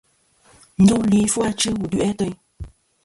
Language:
Kom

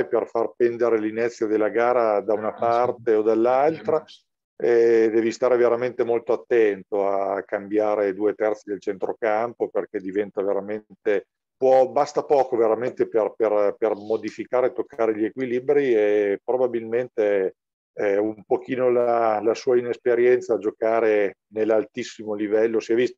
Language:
Italian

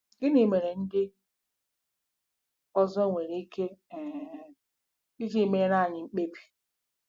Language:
Igbo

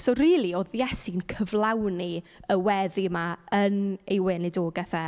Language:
Welsh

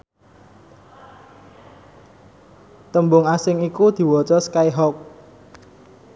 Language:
Javanese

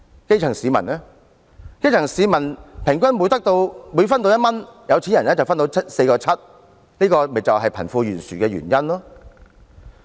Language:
Cantonese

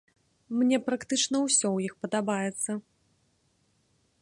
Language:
Belarusian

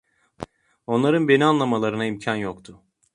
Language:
Turkish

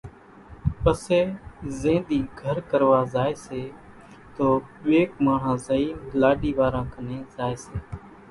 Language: Kachi Koli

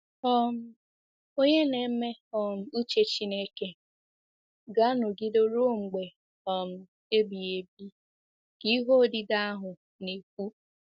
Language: Igbo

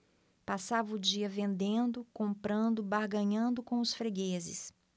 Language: Portuguese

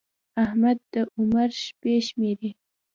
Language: Pashto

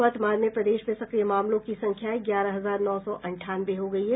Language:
Hindi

